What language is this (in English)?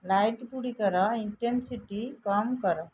Odia